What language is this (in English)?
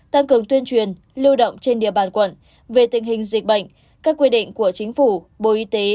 Vietnamese